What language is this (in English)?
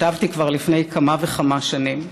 Hebrew